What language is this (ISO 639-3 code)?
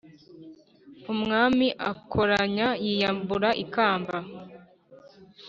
kin